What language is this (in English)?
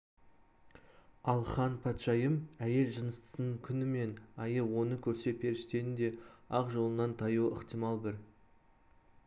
Kazakh